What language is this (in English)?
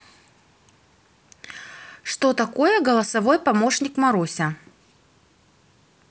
Russian